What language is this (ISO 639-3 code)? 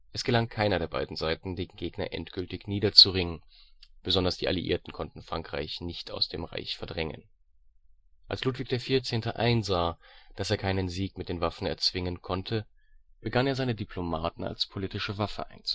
deu